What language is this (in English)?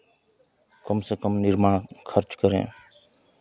Hindi